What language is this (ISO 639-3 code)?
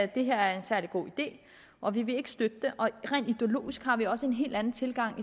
dan